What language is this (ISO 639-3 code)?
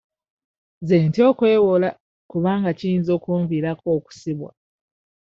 lug